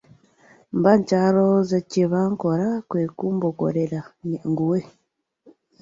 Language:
Ganda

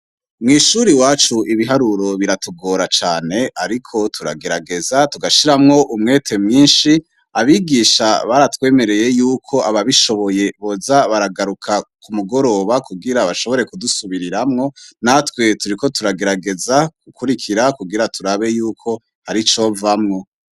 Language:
Rundi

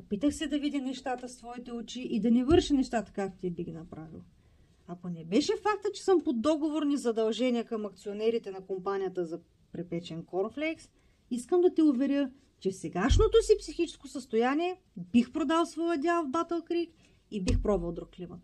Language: Bulgarian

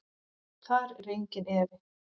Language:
Icelandic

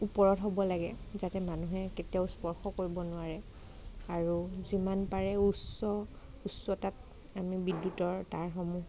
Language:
Assamese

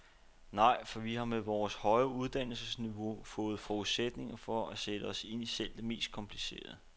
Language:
Danish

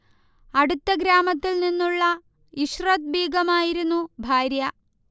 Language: Malayalam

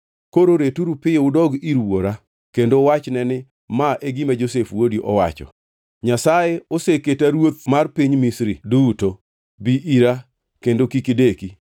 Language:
Luo (Kenya and Tanzania)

